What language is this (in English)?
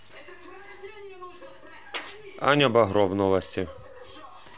Russian